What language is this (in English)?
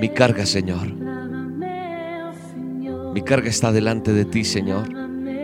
Spanish